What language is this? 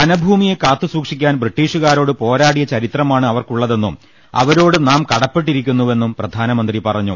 Malayalam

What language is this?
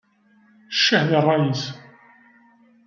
Kabyle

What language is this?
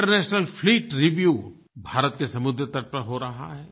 Hindi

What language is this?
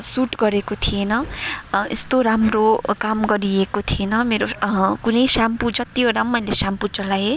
Nepali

